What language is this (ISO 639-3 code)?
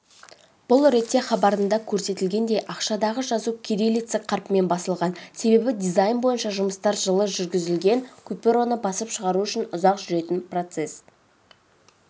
kaz